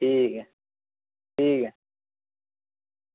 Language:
Dogri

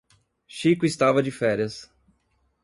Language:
Portuguese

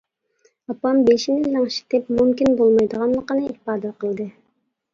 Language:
Uyghur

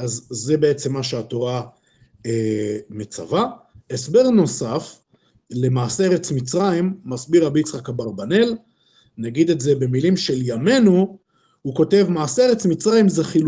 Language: Hebrew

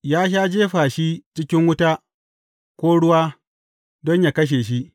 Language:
Hausa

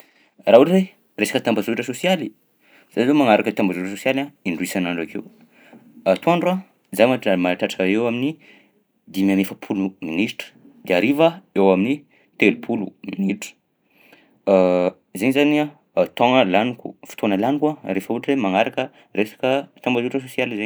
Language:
Southern Betsimisaraka Malagasy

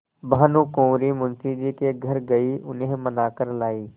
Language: Hindi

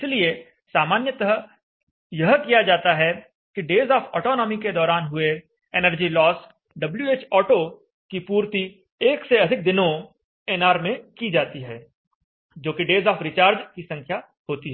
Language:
Hindi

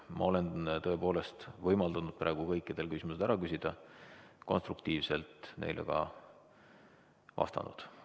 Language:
Estonian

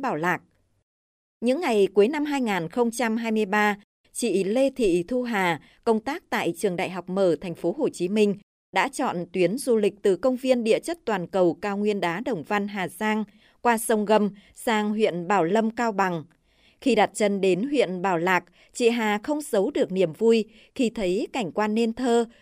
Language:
Vietnamese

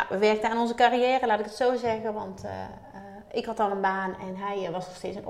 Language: Dutch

